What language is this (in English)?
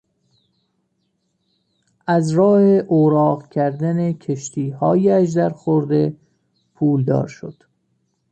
Persian